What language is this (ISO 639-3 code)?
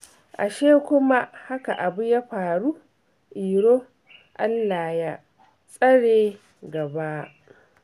hau